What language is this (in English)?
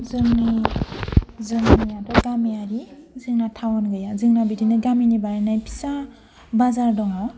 Bodo